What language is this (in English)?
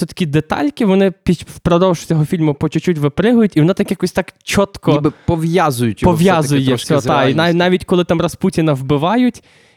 Ukrainian